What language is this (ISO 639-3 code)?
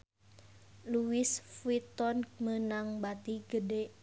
sun